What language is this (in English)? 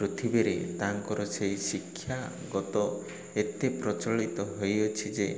Odia